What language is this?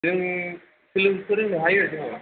Bodo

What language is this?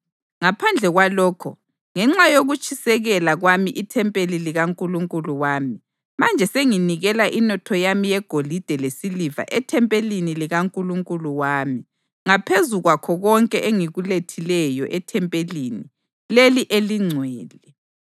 North Ndebele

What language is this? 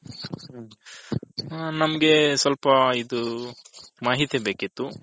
Kannada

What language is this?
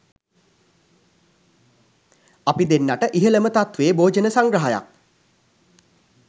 Sinhala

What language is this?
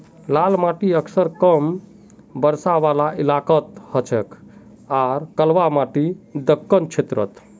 Magahi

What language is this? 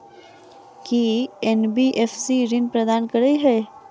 Maithili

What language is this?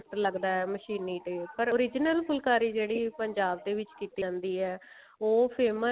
Punjabi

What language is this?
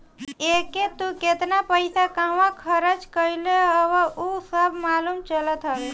Bhojpuri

